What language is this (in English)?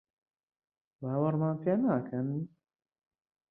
Central Kurdish